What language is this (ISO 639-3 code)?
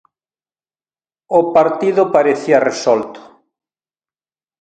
glg